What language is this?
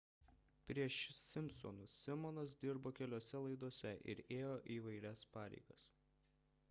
Lithuanian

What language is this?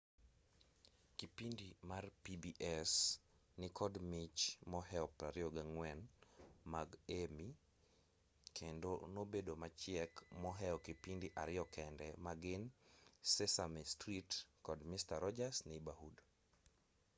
Luo (Kenya and Tanzania)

